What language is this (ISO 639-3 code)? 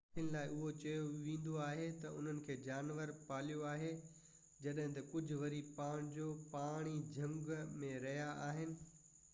snd